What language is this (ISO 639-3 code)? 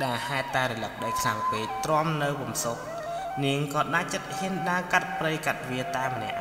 tha